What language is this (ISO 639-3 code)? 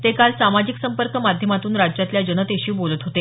mar